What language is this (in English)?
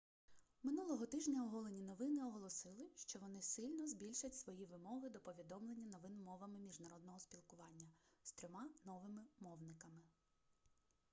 Ukrainian